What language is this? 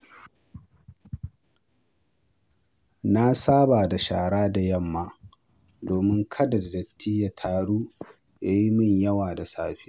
Hausa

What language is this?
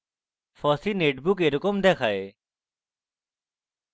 Bangla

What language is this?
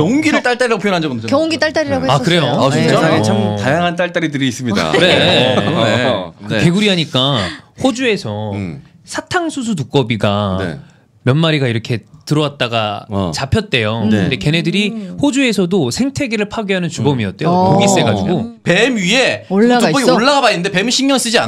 Korean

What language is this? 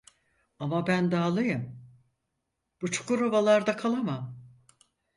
Turkish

